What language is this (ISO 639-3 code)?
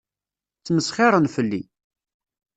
kab